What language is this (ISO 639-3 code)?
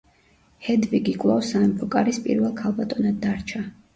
kat